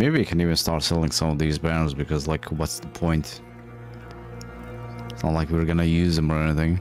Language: English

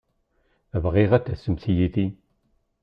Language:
Kabyle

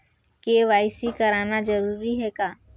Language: Chhattisgarhi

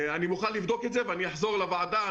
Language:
Hebrew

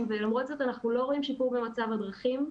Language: Hebrew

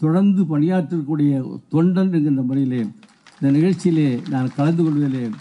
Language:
Tamil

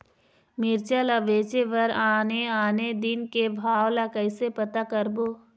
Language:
Chhattisgarhi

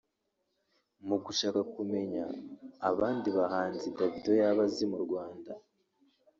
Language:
Kinyarwanda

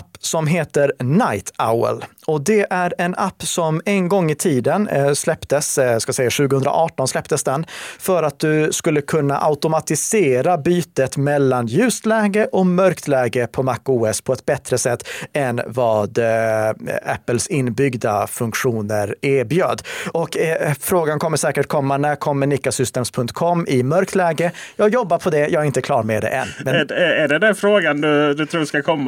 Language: Swedish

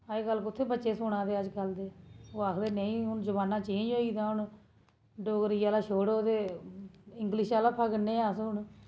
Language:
Dogri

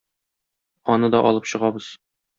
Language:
Tatar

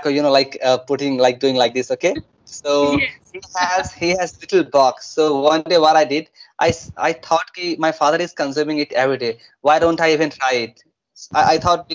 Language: English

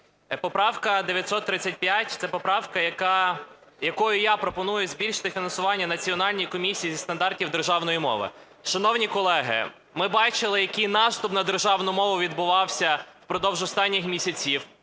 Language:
Ukrainian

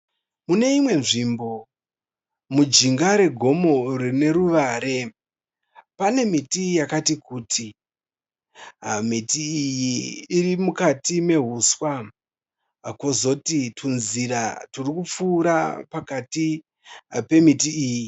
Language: Shona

